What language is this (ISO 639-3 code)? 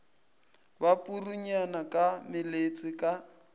nso